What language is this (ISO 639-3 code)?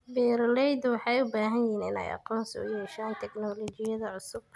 som